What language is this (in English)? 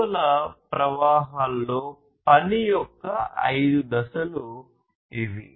Telugu